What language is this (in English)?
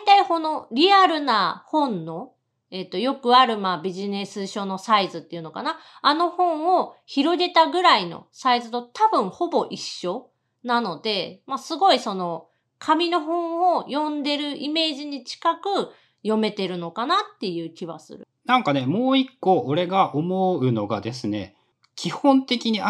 Japanese